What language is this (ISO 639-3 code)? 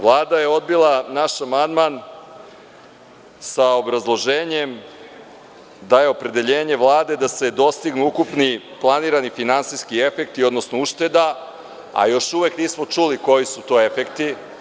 srp